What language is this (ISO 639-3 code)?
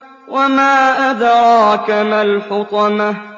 ara